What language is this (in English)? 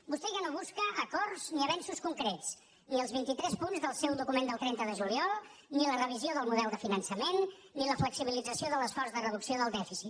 Catalan